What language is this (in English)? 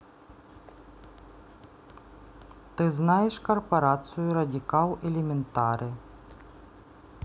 Russian